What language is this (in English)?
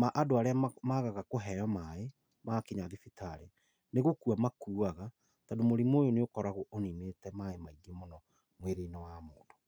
Kikuyu